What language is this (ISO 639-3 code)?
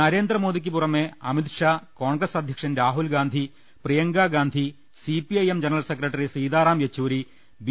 mal